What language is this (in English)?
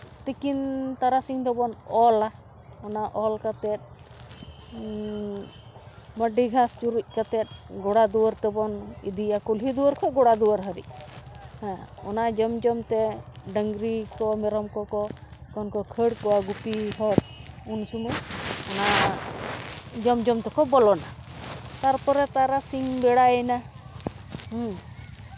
Santali